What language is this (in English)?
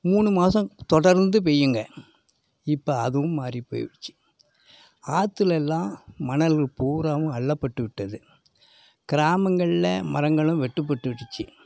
Tamil